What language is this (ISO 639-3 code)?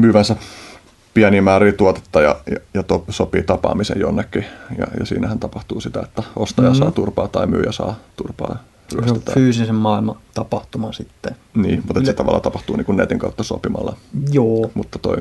fin